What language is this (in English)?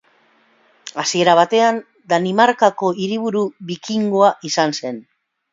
Basque